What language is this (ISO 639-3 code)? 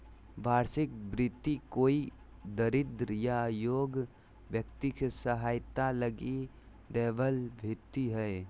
mag